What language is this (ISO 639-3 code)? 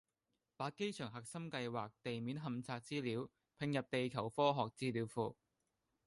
yue